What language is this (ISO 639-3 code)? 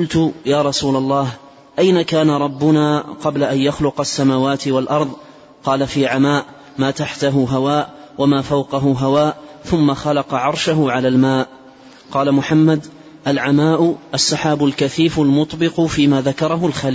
ara